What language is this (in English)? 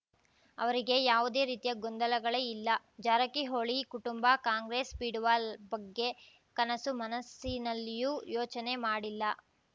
Kannada